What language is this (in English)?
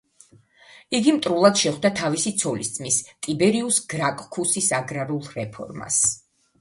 Georgian